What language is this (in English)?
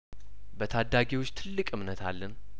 Amharic